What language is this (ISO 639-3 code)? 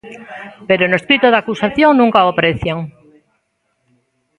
glg